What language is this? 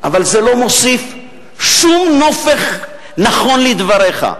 Hebrew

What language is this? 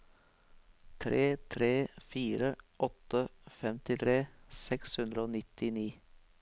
Norwegian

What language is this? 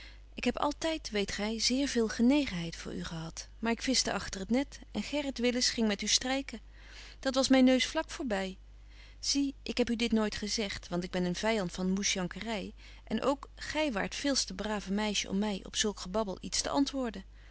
Dutch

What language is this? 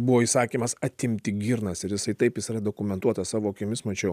Lithuanian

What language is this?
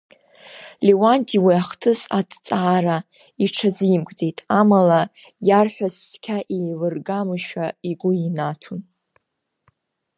Abkhazian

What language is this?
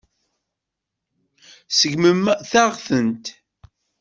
Kabyle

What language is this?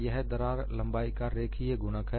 Hindi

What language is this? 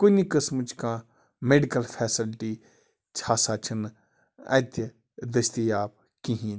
Kashmiri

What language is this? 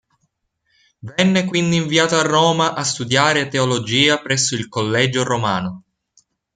Italian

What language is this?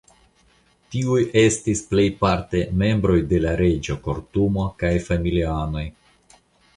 Esperanto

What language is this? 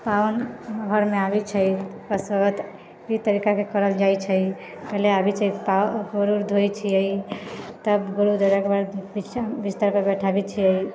Maithili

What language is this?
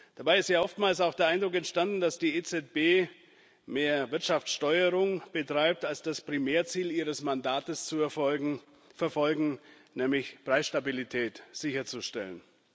German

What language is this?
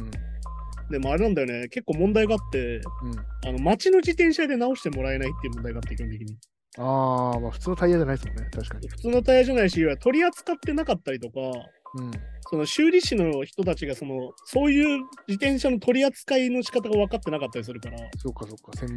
Japanese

